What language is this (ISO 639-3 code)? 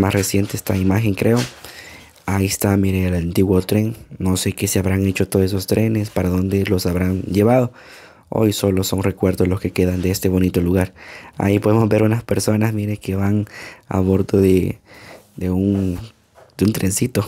spa